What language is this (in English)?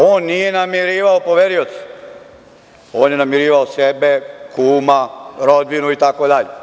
Serbian